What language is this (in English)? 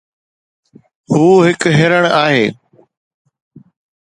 Sindhi